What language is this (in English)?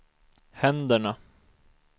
Swedish